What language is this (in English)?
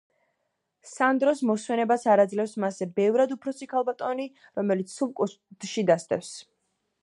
Georgian